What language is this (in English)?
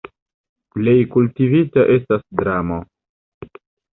Esperanto